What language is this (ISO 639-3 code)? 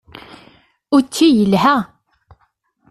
kab